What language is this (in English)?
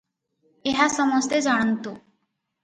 Odia